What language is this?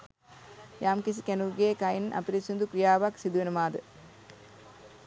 Sinhala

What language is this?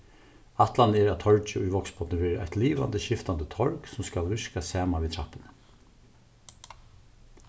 Faroese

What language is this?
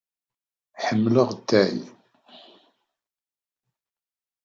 Kabyle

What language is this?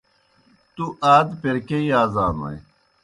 Kohistani Shina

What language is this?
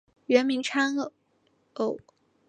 Chinese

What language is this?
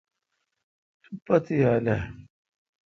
Kalkoti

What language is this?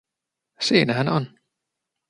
Finnish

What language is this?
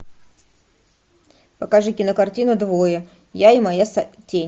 Russian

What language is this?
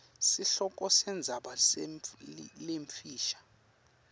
Swati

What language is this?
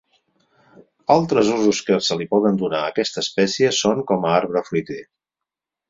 Catalan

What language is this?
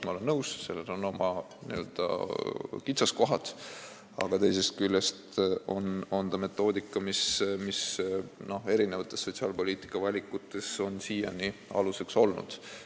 Estonian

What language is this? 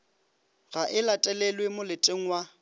Northern Sotho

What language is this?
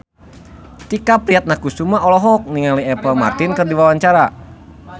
Sundanese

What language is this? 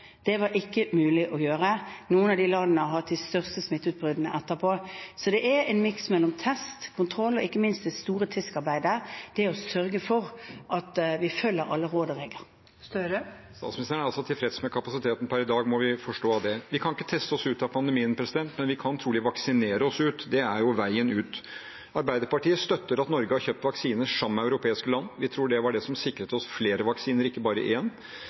Norwegian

